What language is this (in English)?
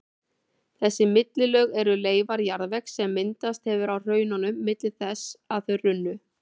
Icelandic